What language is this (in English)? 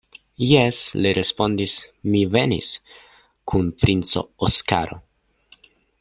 Esperanto